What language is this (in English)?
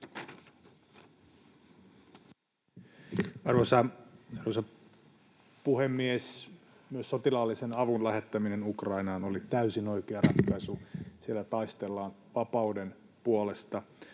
Finnish